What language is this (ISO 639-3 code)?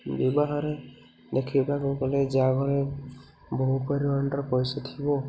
ori